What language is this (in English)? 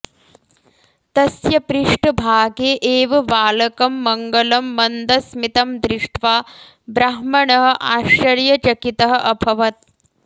Sanskrit